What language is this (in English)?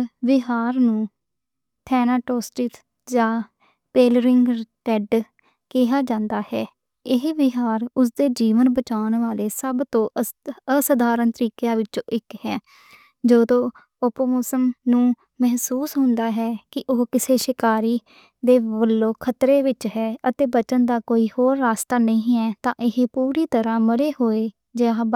Western Panjabi